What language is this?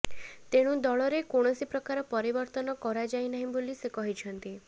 Odia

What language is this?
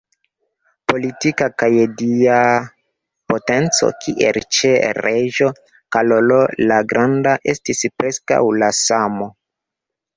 Esperanto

